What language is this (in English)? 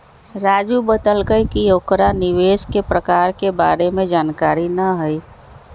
Magahi